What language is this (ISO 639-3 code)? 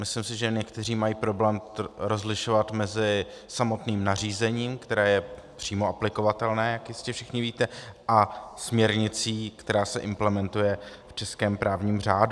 ces